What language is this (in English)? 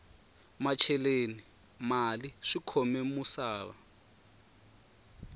Tsonga